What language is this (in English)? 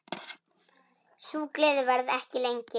Icelandic